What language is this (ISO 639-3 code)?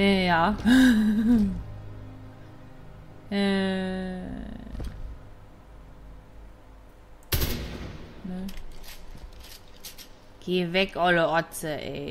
deu